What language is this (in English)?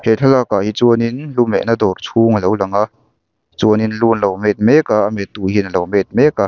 Mizo